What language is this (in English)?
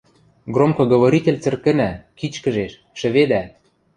Western Mari